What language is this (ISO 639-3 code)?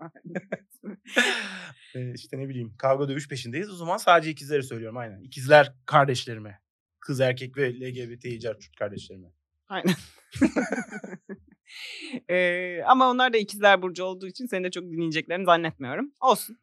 tur